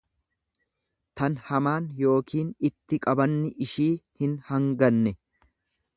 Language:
Oromo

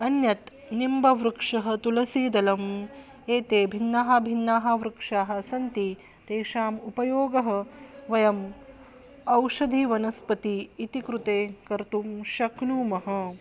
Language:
Sanskrit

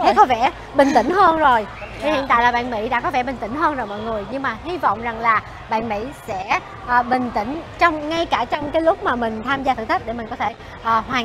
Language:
Vietnamese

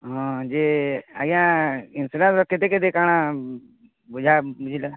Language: Odia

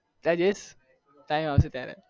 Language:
Gujarati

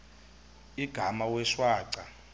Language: Xhosa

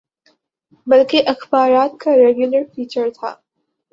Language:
Urdu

